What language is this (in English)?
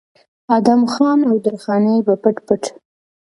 Pashto